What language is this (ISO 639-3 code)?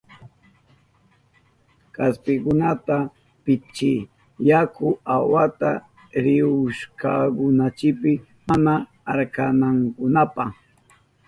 qup